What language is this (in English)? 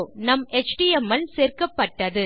Tamil